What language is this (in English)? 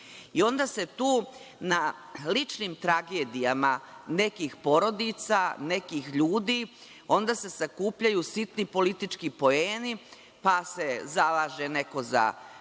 Serbian